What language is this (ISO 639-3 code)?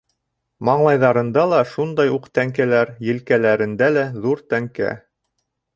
bak